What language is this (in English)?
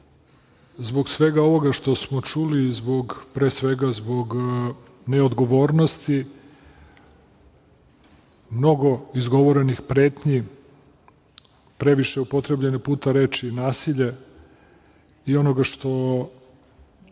Serbian